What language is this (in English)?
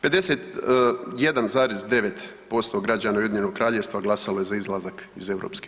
Croatian